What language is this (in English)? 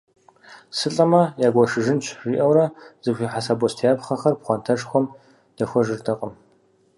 Kabardian